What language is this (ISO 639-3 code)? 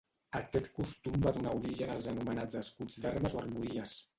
cat